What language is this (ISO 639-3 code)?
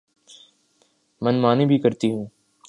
urd